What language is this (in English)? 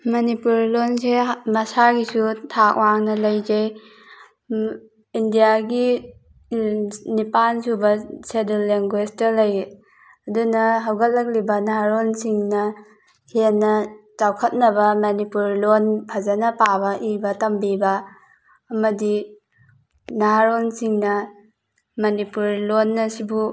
Manipuri